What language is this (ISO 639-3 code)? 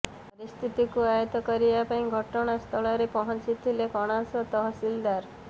ori